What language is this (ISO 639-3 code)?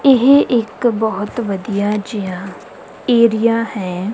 pan